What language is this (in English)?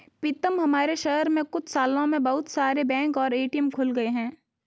Hindi